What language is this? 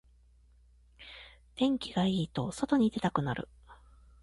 Japanese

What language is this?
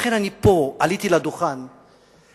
Hebrew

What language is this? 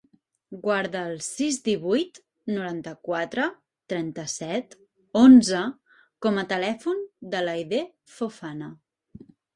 Catalan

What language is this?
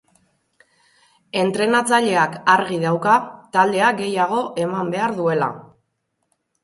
Basque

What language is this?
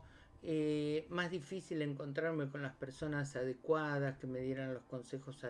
Spanish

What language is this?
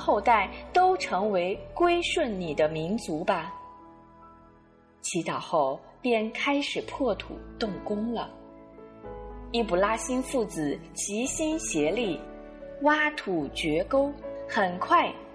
Chinese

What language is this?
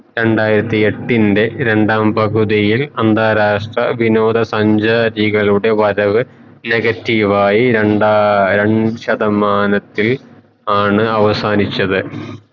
Malayalam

